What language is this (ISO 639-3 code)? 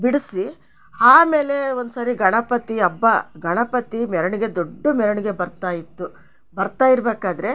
kan